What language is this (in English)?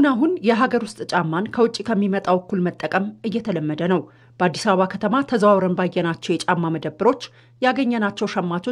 Arabic